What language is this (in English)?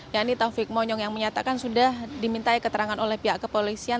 Indonesian